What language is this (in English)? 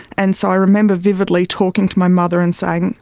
English